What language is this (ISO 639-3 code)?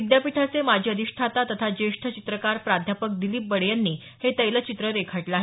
mar